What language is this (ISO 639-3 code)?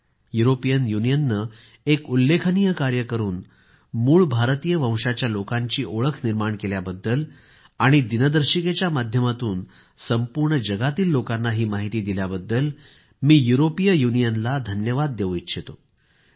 mar